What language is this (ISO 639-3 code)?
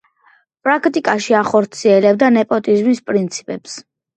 kat